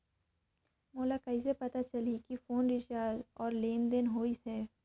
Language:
Chhattisgarhi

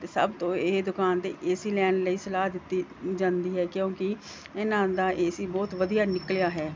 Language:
Punjabi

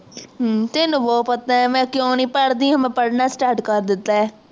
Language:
Punjabi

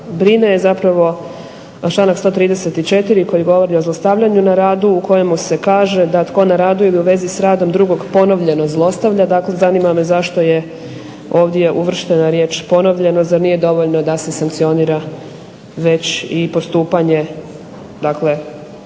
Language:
Croatian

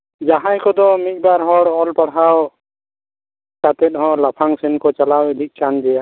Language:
Santali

